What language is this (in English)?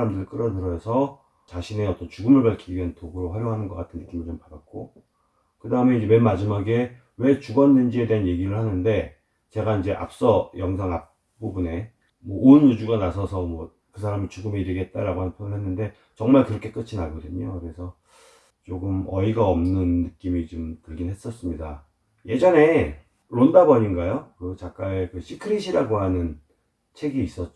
Korean